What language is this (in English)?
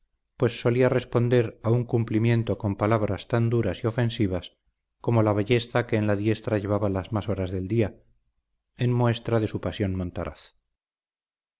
Spanish